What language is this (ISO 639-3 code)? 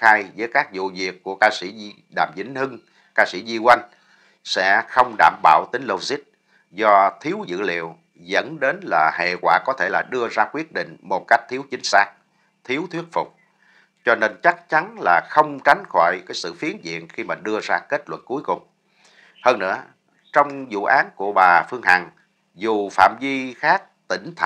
vie